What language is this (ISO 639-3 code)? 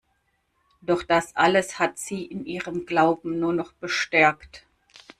deu